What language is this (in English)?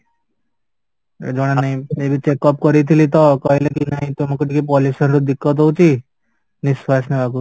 Odia